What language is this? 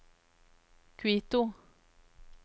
Norwegian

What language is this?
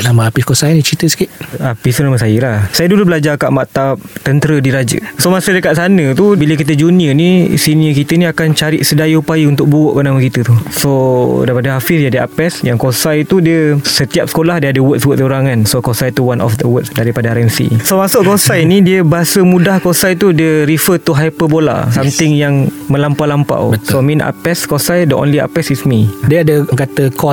Malay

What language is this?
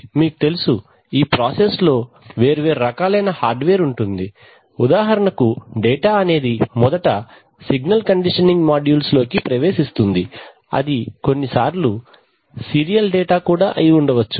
Telugu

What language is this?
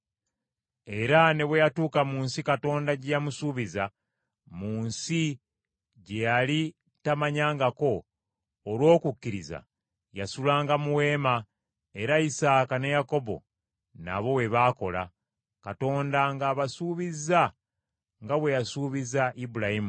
Ganda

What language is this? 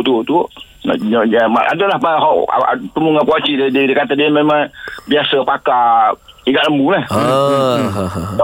Malay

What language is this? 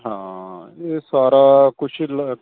Punjabi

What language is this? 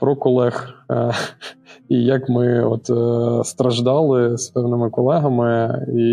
Ukrainian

